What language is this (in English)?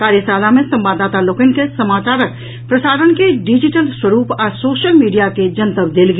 Maithili